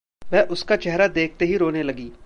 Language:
Hindi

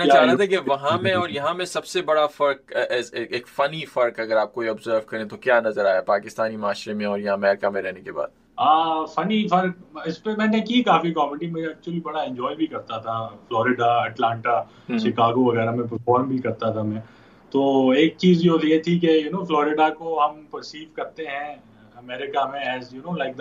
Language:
Urdu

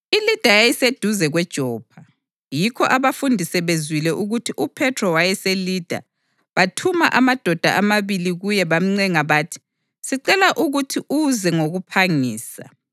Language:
North Ndebele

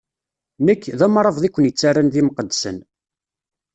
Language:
Kabyle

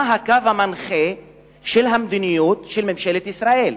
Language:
Hebrew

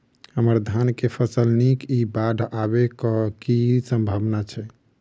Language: Maithili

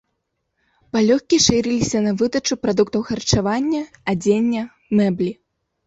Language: Belarusian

